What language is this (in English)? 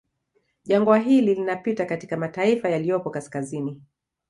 Swahili